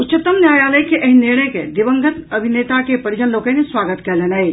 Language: Maithili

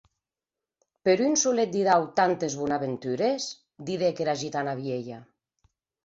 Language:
Occitan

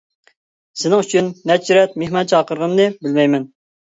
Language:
Uyghur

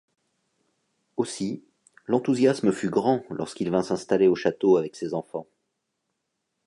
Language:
French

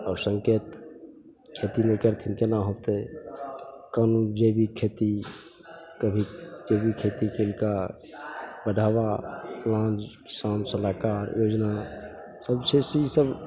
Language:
Maithili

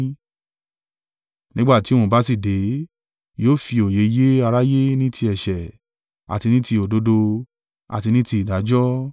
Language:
Yoruba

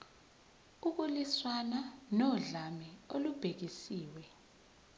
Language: Zulu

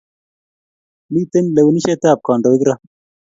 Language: Kalenjin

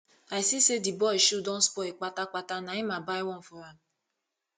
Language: Nigerian Pidgin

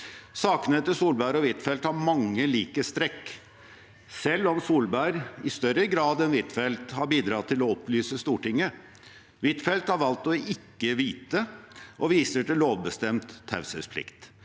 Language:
Norwegian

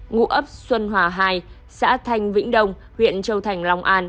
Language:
Vietnamese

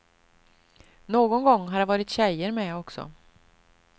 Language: Swedish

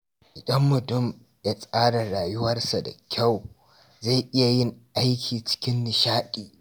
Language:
Hausa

